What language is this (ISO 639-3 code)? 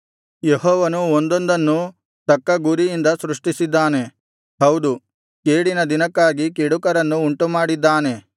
kan